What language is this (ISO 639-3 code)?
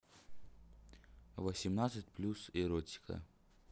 rus